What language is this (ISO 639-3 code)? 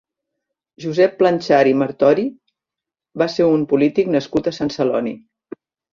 cat